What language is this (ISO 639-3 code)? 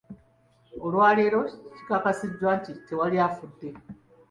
lug